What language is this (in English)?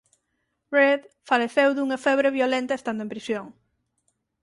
Galician